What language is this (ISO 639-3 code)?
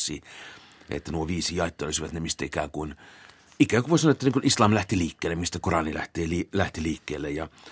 fin